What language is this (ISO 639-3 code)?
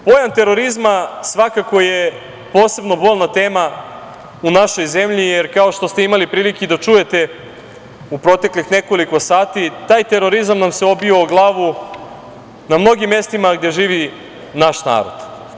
srp